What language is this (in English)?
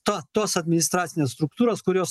Lithuanian